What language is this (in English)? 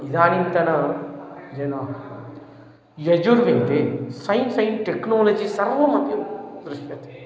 Sanskrit